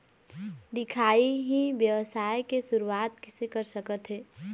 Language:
Chhattisgarhi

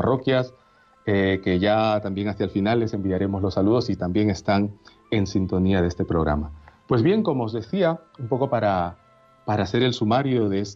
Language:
Spanish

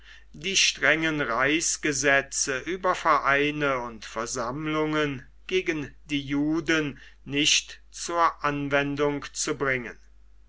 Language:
German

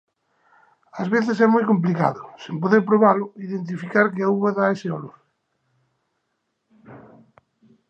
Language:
Galician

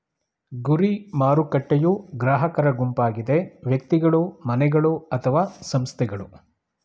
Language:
Kannada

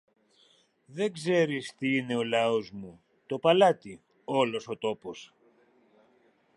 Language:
Greek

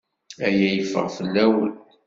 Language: Kabyle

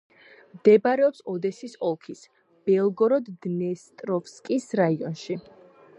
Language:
Georgian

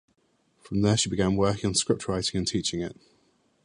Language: English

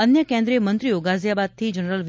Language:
Gujarati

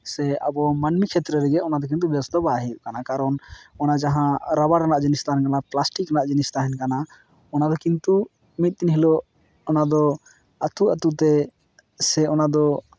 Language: Santali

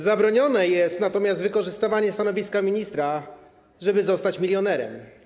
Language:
Polish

